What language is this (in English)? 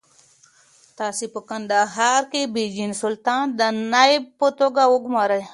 Pashto